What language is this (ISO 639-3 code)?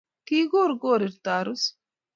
kln